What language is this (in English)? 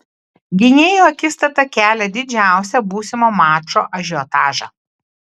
Lithuanian